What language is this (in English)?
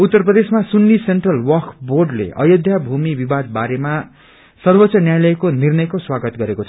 Nepali